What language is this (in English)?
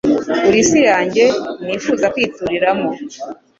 Kinyarwanda